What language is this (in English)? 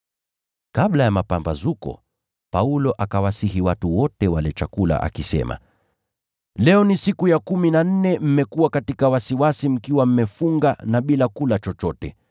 Swahili